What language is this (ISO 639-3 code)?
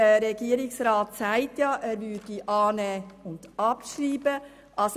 gsw